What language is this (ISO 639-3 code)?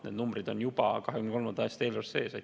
est